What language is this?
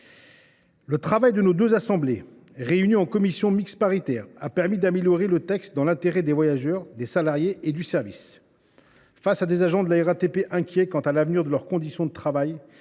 French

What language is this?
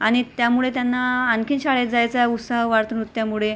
Marathi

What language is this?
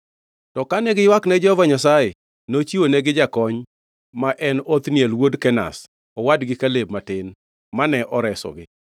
Luo (Kenya and Tanzania)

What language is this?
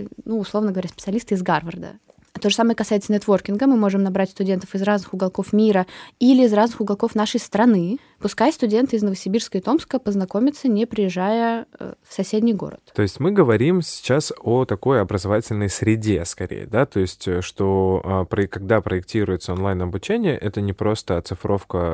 Russian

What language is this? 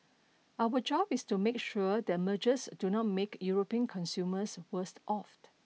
English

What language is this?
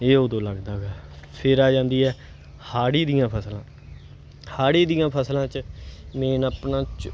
Punjabi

